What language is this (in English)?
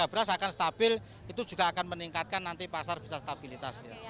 Indonesian